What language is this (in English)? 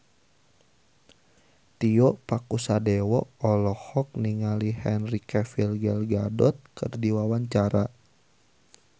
Sundanese